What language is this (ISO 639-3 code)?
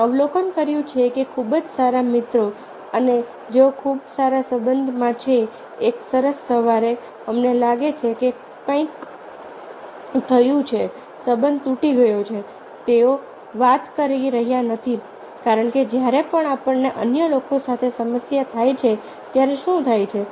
guj